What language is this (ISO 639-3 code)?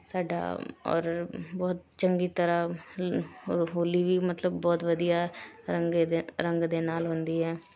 pan